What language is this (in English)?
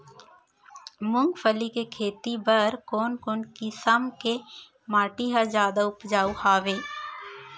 Chhattisgarhi